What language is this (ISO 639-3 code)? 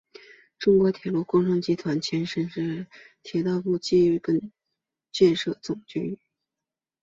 zho